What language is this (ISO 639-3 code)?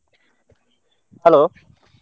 kan